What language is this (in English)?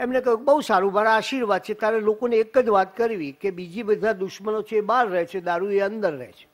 Gujarati